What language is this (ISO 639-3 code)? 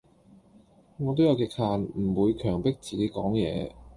yue